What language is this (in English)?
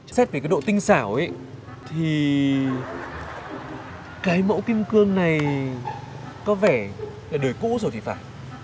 Vietnamese